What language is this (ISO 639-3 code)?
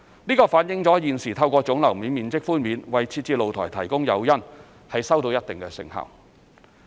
yue